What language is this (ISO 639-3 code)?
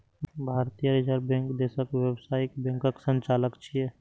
mai